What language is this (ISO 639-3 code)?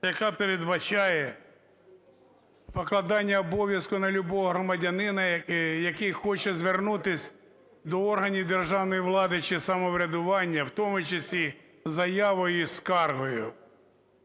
ukr